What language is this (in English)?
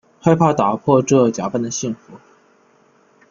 Chinese